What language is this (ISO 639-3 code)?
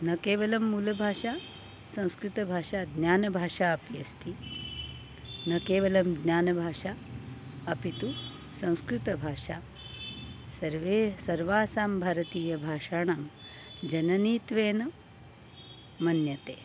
san